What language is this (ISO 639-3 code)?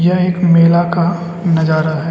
hin